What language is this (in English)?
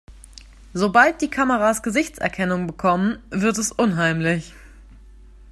German